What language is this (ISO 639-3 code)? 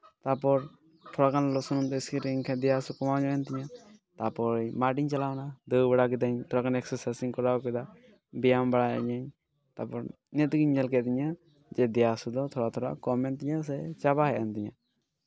sat